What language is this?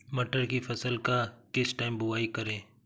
Hindi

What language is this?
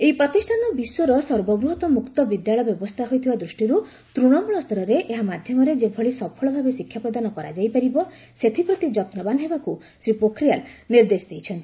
Odia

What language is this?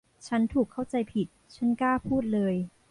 Thai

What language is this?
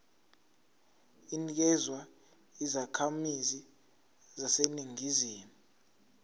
Zulu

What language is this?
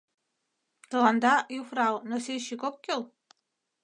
Mari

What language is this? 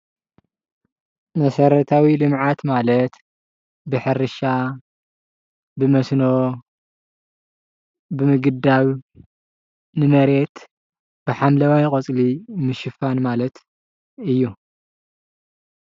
Tigrinya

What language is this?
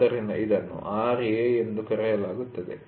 Kannada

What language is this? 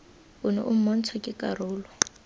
Tswana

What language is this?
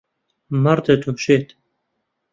Central Kurdish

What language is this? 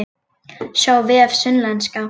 Icelandic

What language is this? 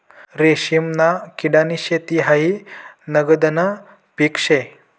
Marathi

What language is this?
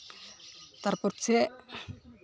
Santali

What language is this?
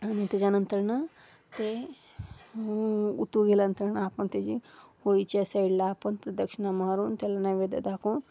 Marathi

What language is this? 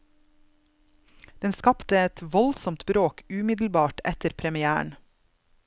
Norwegian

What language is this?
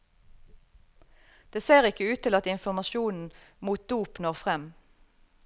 Norwegian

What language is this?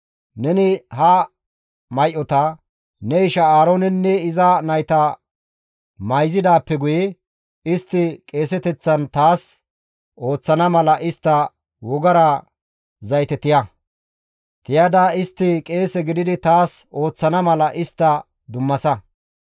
Gamo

